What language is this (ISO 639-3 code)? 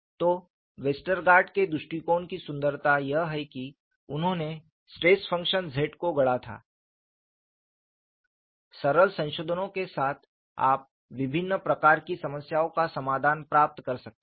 hin